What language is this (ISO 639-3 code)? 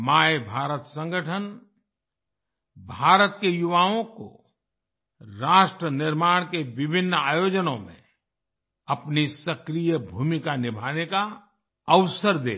hin